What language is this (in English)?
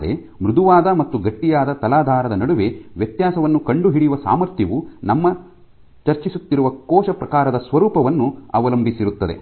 Kannada